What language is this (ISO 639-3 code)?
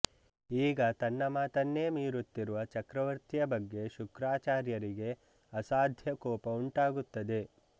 kan